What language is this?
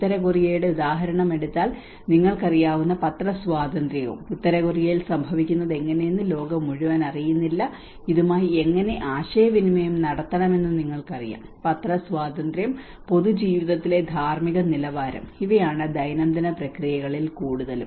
Malayalam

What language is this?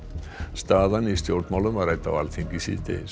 Icelandic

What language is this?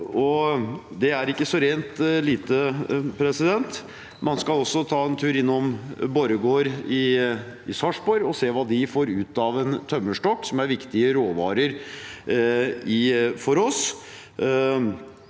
Norwegian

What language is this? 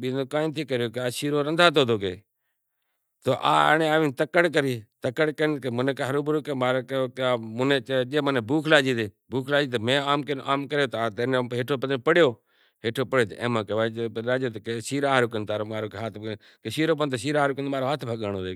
Kachi Koli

